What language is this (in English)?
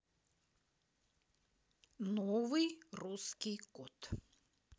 Russian